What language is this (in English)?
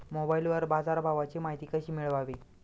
Marathi